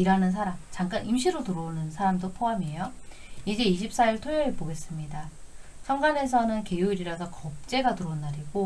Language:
Korean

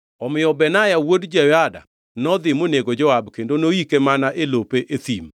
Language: Luo (Kenya and Tanzania)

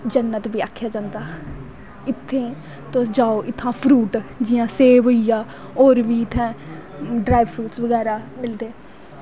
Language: Dogri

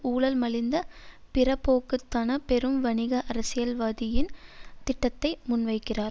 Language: Tamil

